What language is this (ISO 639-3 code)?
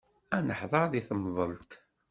kab